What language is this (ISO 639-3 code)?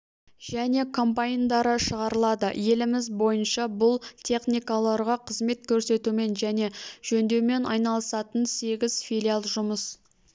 kaz